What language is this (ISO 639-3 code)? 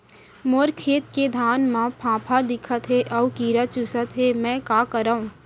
hne